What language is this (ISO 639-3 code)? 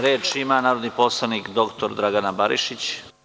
srp